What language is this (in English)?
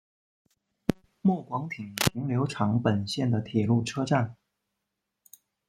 Chinese